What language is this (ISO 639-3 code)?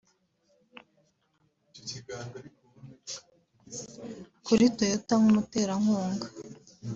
kin